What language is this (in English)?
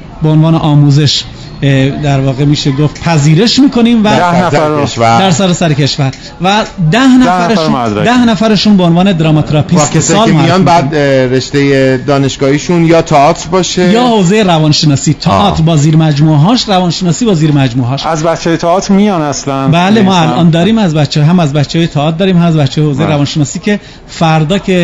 Persian